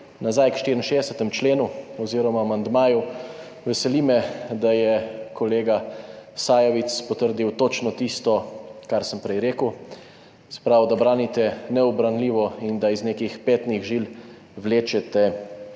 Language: Slovenian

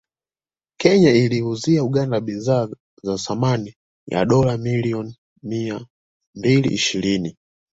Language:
Swahili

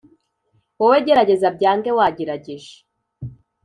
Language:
Kinyarwanda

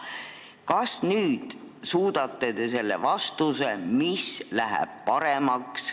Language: Estonian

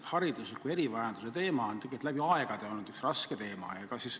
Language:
Estonian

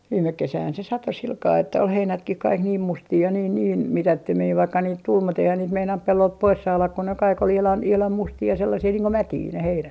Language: Finnish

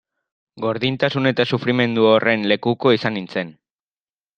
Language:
Basque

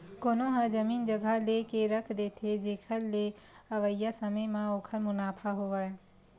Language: Chhattisgarhi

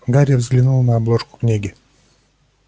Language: Russian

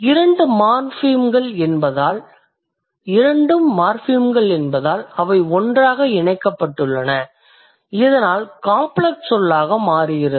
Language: Tamil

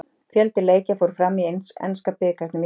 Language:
Icelandic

